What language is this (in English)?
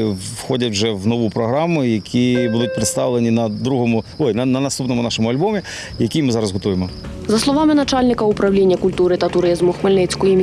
Ukrainian